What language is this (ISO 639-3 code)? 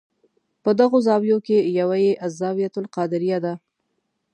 pus